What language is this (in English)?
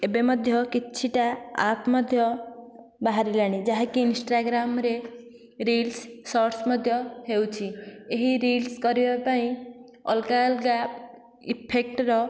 Odia